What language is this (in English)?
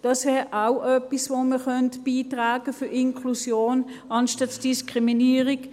Swiss German